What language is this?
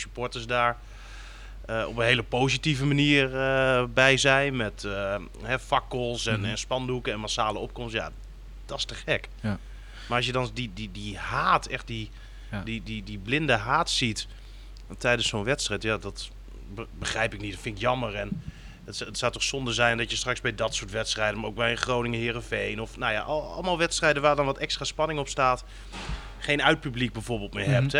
Dutch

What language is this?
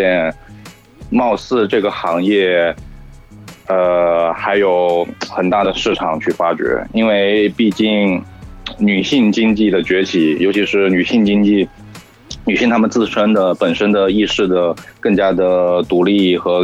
Chinese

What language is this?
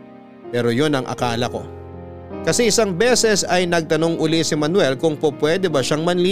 Filipino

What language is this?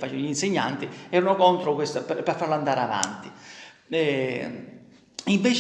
Italian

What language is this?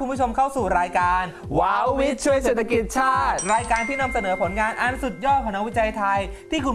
Thai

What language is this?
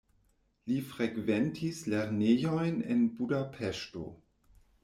Esperanto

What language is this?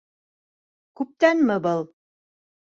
Bashkir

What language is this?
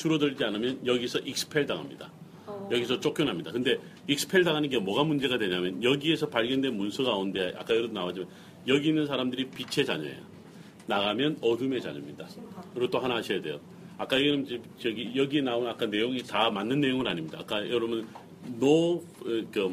Korean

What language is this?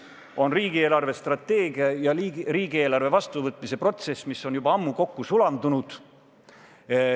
Estonian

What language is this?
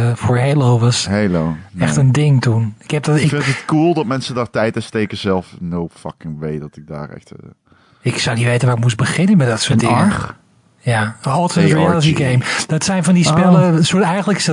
Dutch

